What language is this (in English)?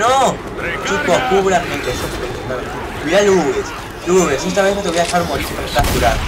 Spanish